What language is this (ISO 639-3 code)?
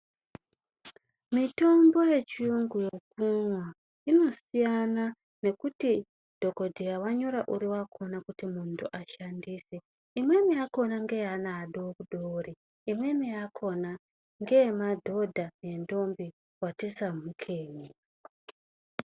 ndc